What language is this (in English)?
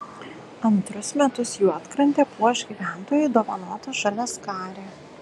Lithuanian